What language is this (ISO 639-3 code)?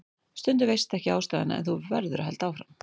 isl